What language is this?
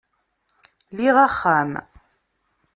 Kabyle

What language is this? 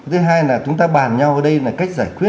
Vietnamese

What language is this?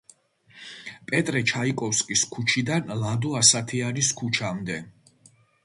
Georgian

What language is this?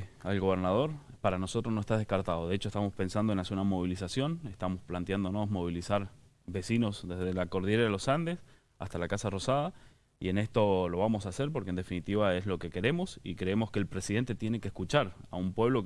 Spanish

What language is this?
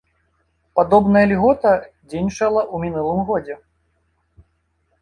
Belarusian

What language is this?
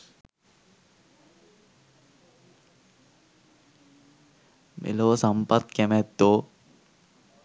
Sinhala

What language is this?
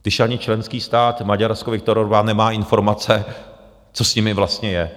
Czech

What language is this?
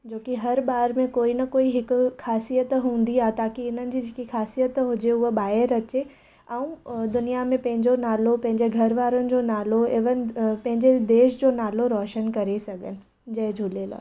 Sindhi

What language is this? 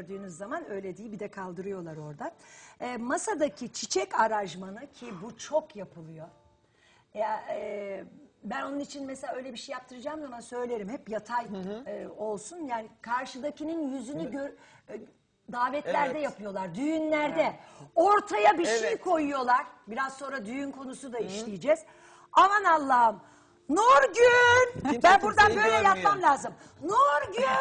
Turkish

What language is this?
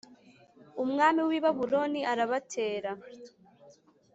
Kinyarwanda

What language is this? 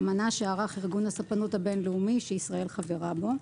Hebrew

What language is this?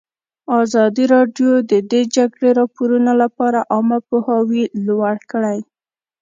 Pashto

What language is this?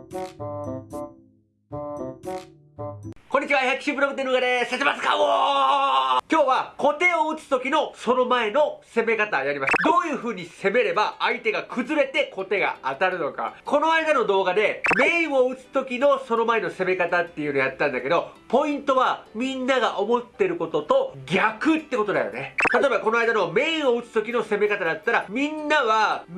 Japanese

